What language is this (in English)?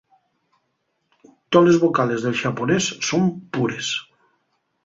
Asturian